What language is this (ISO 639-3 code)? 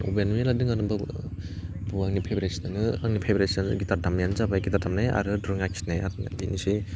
brx